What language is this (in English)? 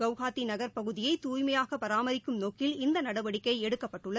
Tamil